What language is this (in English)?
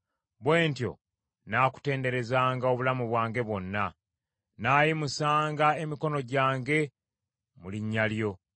Ganda